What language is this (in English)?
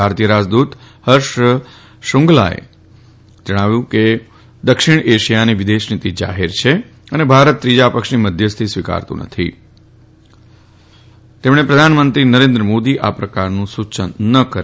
Gujarati